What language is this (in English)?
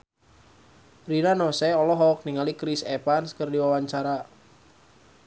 Sundanese